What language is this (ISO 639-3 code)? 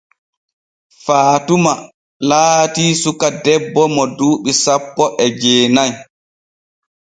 fue